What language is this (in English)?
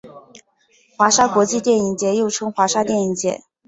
Chinese